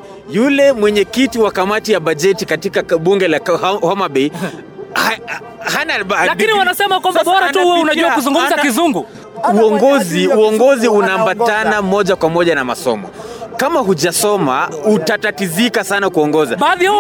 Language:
Swahili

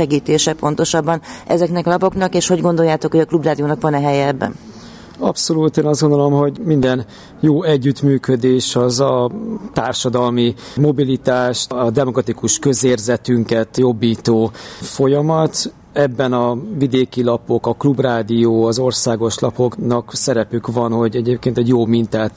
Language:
Hungarian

